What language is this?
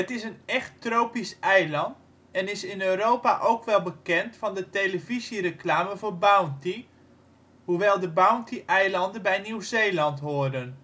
Dutch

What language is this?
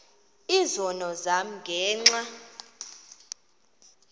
Xhosa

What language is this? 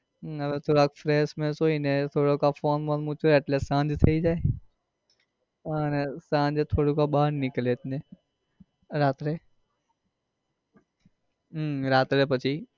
Gujarati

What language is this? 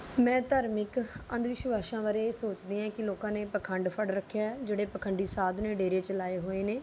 Punjabi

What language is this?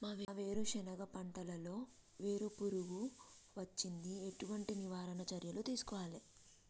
Telugu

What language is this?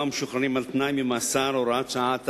Hebrew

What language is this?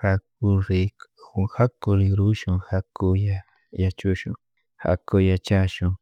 Chimborazo Highland Quichua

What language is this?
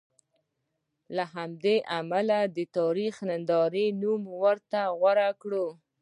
Pashto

